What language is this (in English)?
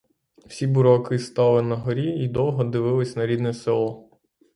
Ukrainian